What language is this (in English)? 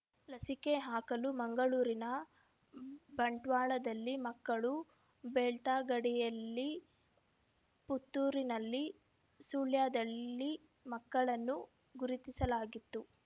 Kannada